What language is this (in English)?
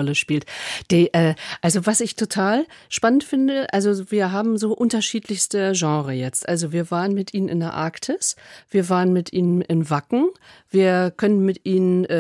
German